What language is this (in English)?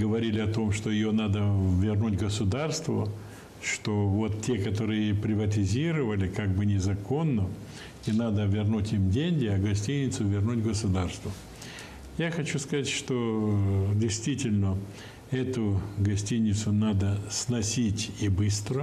Russian